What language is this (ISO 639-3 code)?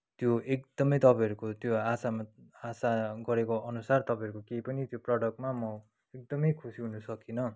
nep